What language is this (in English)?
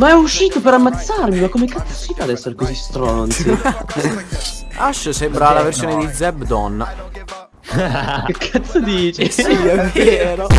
Italian